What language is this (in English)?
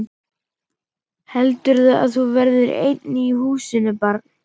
Icelandic